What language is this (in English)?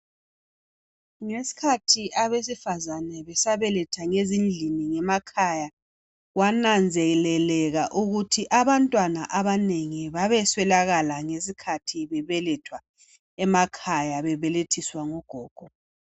North Ndebele